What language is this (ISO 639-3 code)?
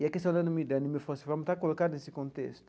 por